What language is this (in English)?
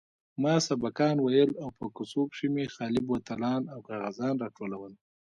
Pashto